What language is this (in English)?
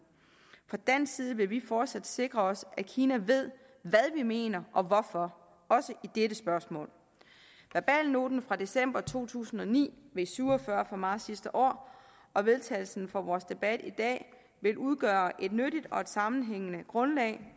Danish